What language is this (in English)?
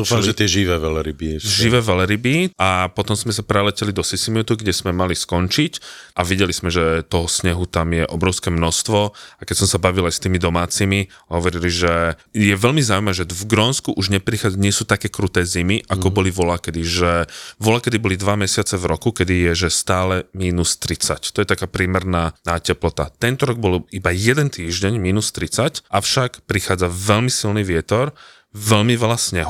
Slovak